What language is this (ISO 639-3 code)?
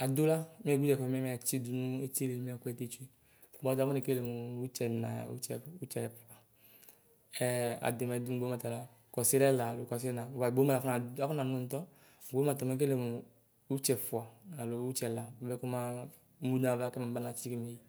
kpo